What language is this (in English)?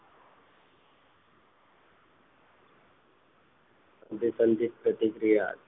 Gujarati